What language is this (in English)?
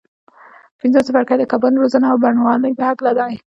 Pashto